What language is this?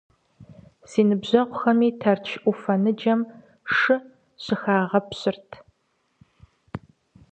Kabardian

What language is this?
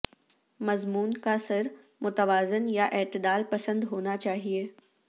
Urdu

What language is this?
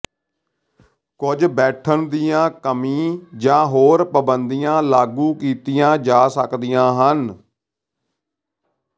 Punjabi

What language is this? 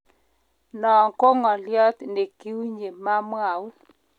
Kalenjin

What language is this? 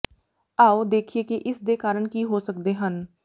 Punjabi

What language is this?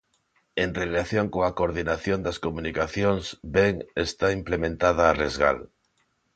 Galician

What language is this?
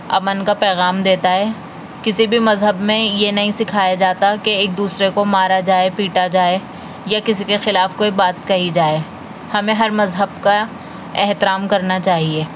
Urdu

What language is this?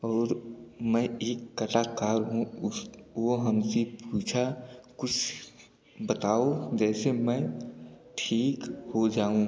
Hindi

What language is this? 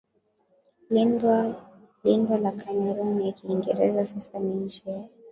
Swahili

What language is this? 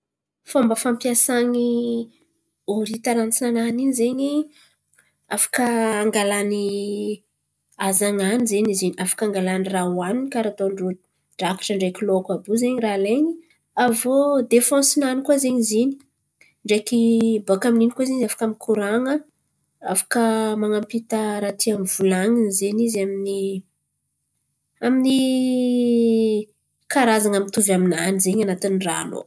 Antankarana Malagasy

